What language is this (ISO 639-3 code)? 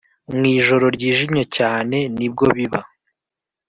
kin